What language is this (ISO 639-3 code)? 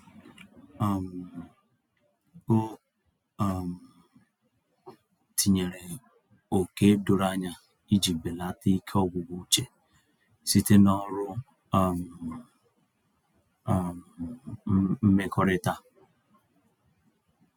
ibo